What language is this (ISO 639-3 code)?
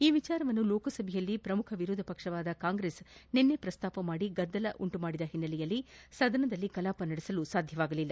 kan